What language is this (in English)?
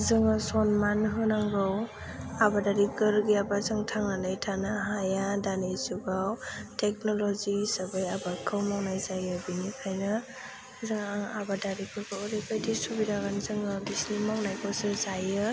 Bodo